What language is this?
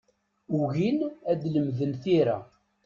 Kabyle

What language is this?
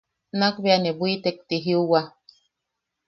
Yaqui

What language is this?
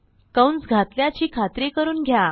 Marathi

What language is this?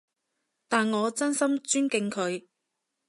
Cantonese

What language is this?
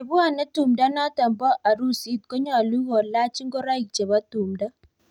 Kalenjin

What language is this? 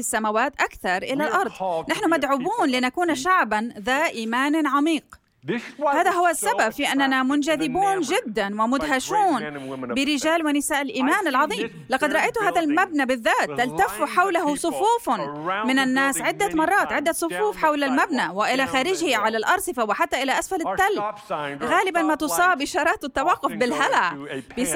Arabic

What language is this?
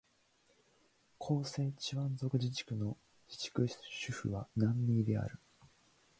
Japanese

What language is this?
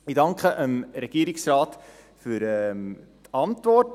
Swiss German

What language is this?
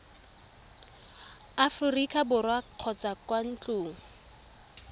Tswana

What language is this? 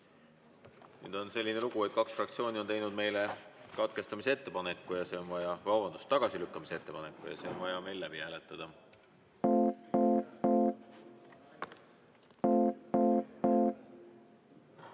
Estonian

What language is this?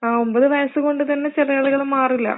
Malayalam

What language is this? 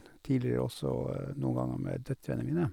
Norwegian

